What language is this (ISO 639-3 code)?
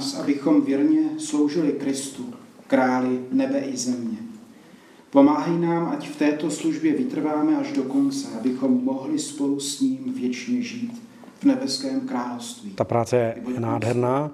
ces